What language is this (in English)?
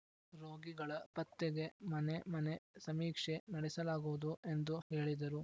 Kannada